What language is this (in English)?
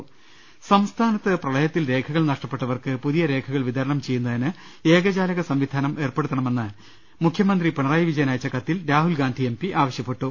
Malayalam